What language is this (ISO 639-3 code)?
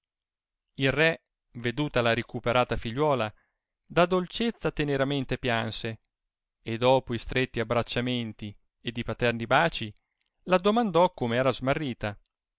ita